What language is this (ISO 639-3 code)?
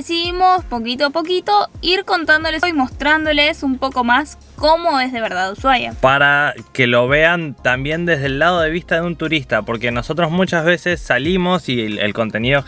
spa